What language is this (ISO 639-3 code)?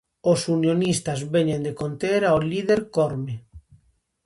glg